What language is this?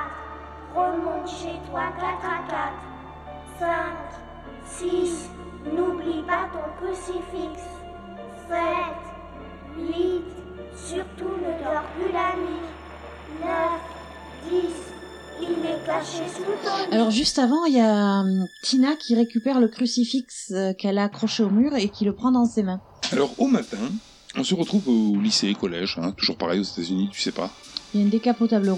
French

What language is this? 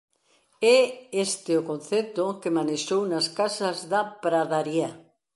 Galician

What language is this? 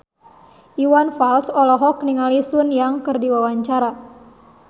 Sundanese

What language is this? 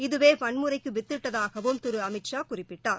Tamil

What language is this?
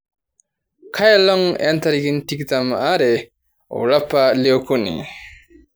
Masai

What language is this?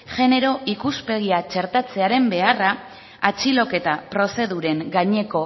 Basque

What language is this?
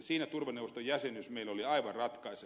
Finnish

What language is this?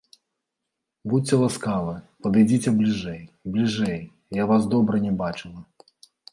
Belarusian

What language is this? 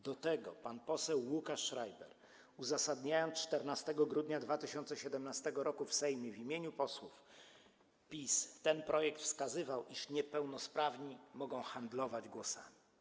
Polish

